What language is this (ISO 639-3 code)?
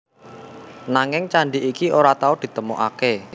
jav